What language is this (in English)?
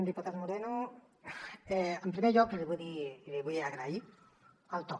Catalan